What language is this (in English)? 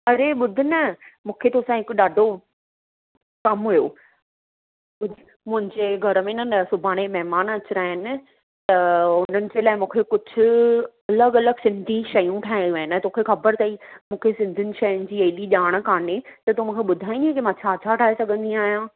Sindhi